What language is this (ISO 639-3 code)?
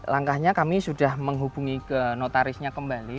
ind